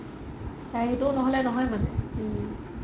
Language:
Assamese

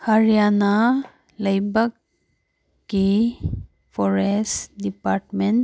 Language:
Manipuri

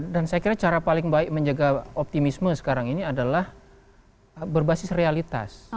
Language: Indonesian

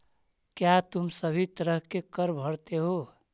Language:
Magahi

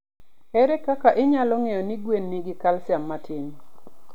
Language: Luo (Kenya and Tanzania)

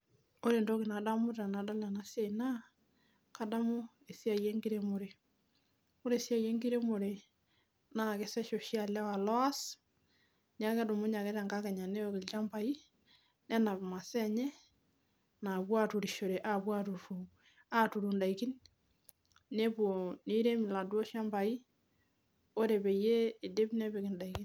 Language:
Masai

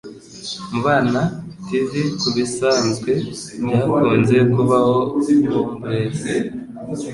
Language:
Kinyarwanda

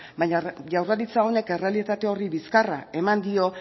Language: Basque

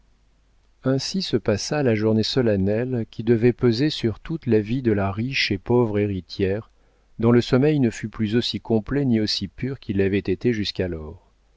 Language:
French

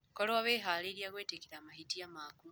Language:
Kikuyu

